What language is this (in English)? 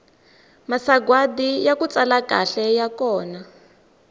Tsonga